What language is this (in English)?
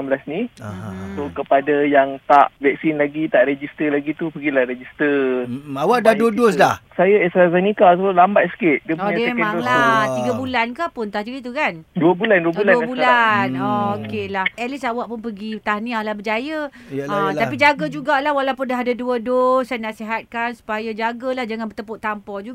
Malay